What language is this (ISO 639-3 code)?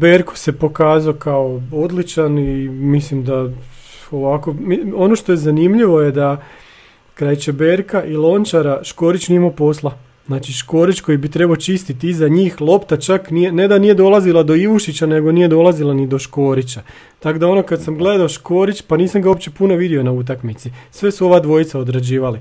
hrv